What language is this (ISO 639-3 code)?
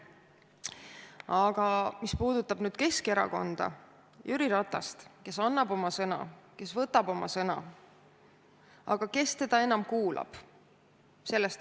est